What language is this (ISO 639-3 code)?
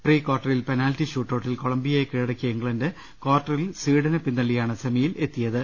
mal